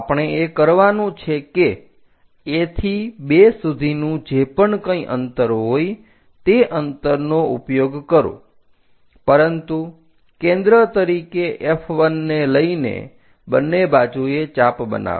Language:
Gujarati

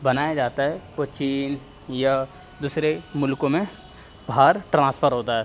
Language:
Urdu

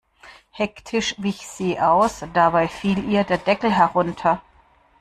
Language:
German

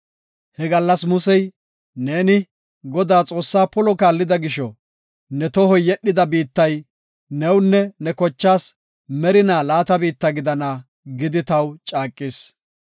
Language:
Gofa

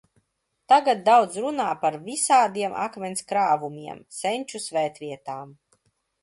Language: Latvian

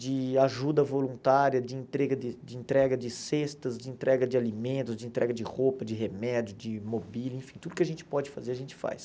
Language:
Portuguese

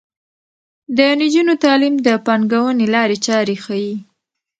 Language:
Pashto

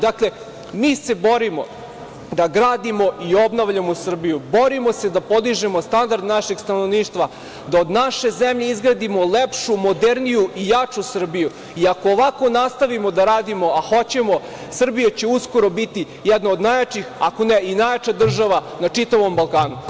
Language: Serbian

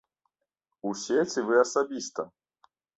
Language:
Belarusian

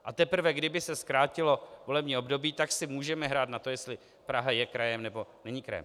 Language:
Czech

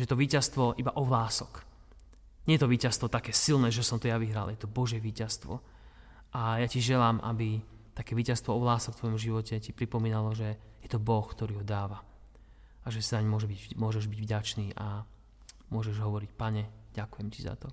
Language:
Slovak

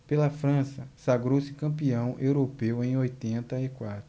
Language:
Portuguese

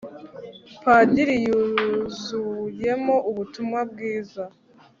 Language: Kinyarwanda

